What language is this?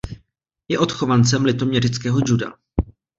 Czech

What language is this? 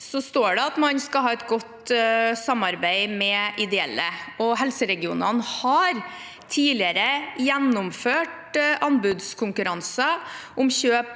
Norwegian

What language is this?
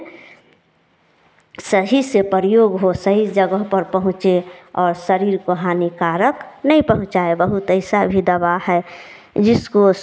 Hindi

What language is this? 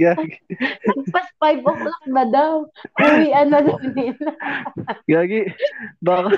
Filipino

